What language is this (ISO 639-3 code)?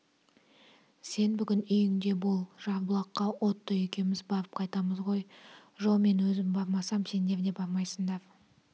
kaz